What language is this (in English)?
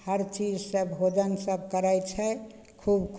Maithili